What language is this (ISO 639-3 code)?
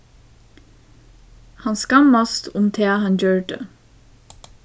fao